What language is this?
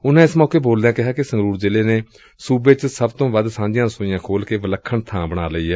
Punjabi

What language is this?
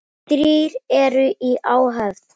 Icelandic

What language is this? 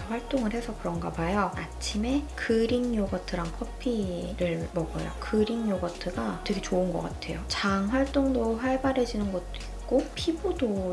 Korean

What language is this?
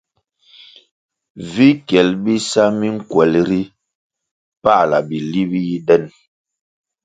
Kwasio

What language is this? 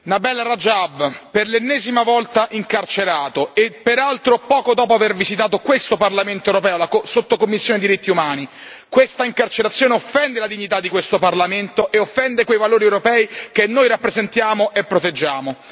Italian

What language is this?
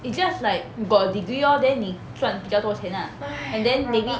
English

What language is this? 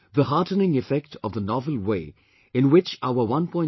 English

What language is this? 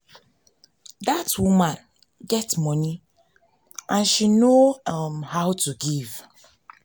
Nigerian Pidgin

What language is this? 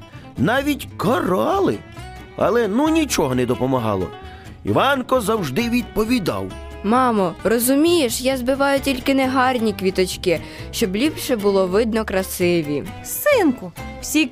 Ukrainian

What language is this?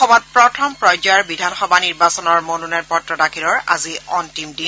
Assamese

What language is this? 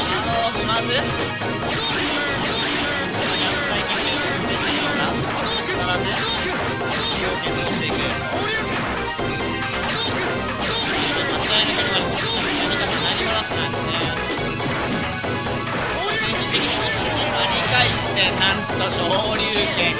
Japanese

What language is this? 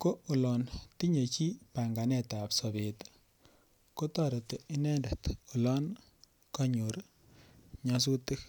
Kalenjin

